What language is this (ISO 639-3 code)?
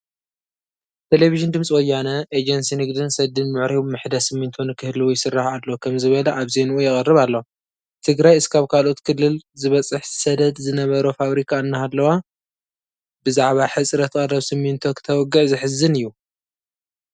tir